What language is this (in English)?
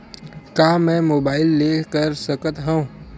Chhattisgarhi